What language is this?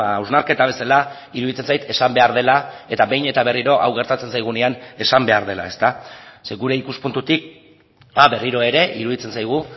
Basque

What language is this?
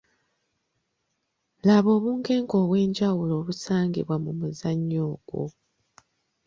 Ganda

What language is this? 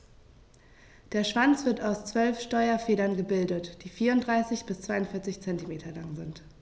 German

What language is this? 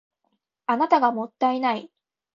Japanese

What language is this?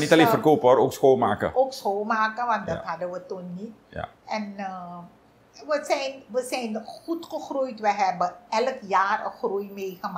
Dutch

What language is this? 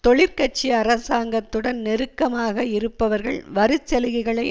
Tamil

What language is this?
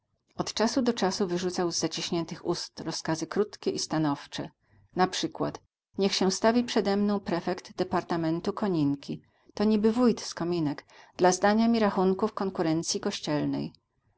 Polish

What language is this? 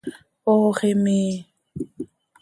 Seri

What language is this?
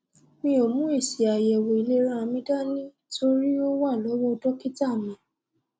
Yoruba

